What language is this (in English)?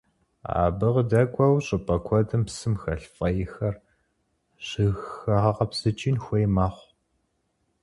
Kabardian